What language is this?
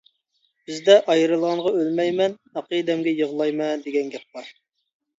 Uyghur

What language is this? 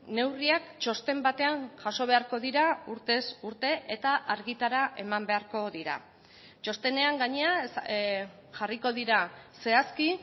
Basque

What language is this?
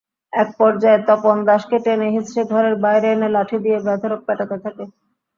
Bangla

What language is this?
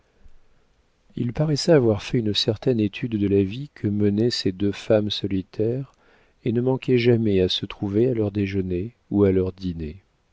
French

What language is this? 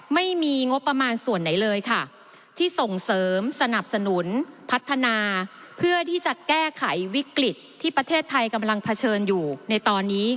Thai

